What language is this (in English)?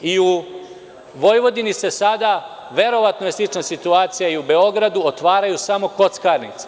Serbian